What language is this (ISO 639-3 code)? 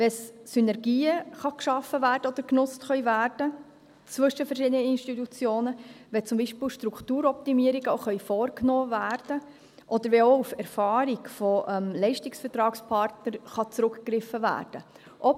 gsw